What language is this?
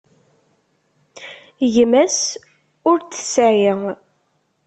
Kabyle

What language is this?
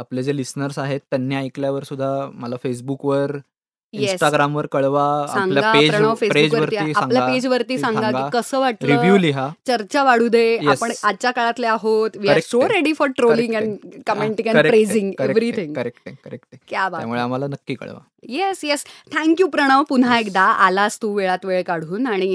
Marathi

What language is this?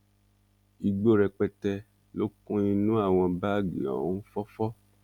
Yoruba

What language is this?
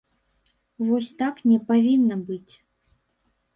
Belarusian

